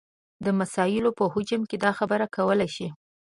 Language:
Pashto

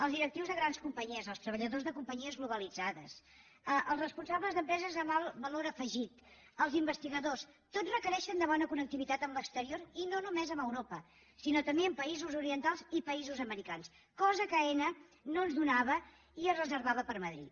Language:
Catalan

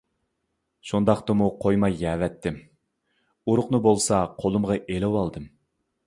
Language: Uyghur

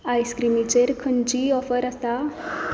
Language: Konkani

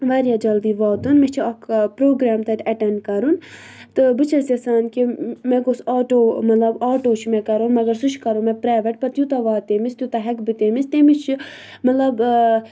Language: Kashmiri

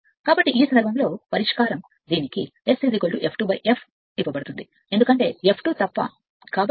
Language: Telugu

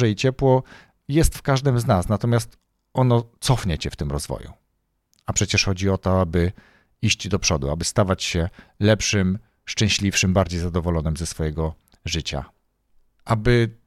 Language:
Polish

